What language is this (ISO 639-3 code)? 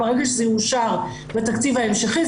heb